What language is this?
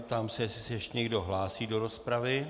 Czech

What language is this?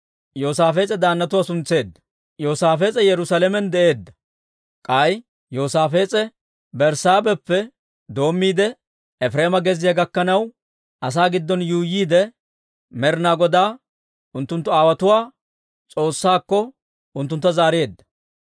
Dawro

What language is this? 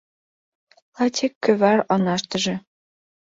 Mari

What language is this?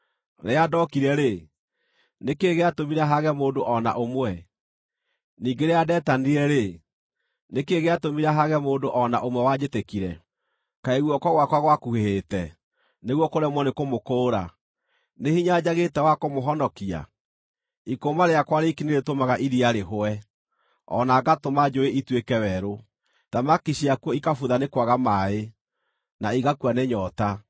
Kikuyu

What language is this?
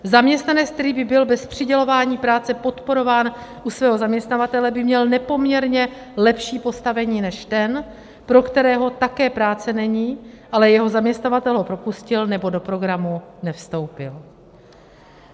Czech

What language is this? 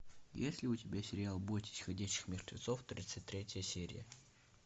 Russian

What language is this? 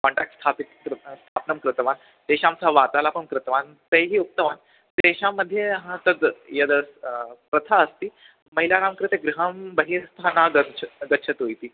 Sanskrit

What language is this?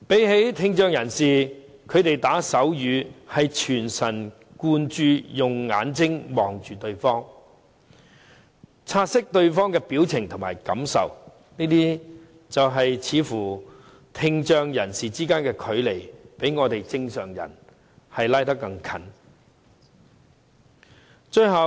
Cantonese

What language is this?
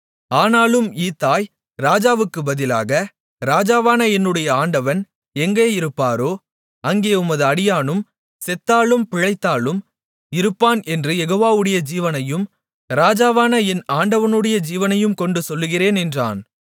Tamil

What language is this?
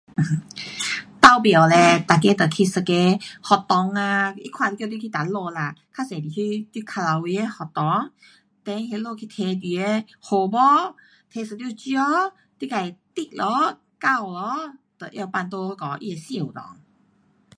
Pu-Xian Chinese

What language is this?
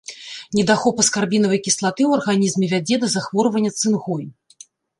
Belarusian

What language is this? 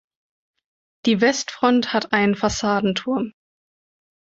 German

